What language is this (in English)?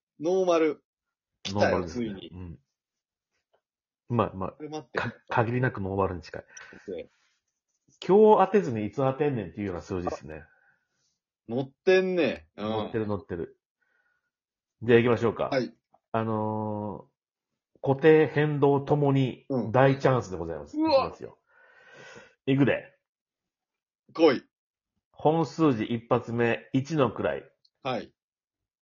Japanese